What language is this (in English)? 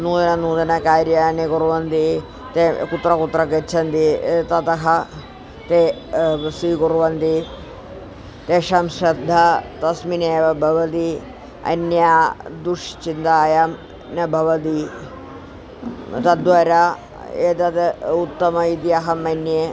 Sanskrit